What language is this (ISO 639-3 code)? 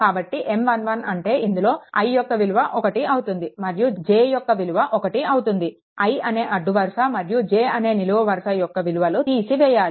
tel